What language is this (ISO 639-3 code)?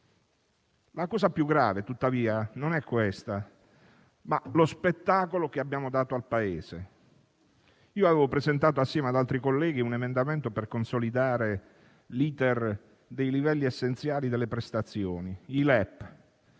ita